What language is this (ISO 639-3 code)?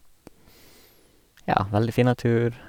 nor